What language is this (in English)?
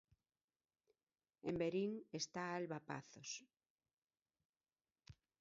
Galician